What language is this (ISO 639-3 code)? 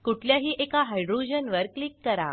mar